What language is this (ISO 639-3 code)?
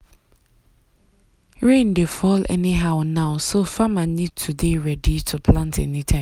pcm